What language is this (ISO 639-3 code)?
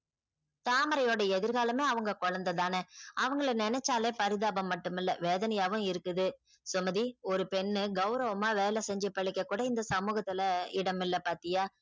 tam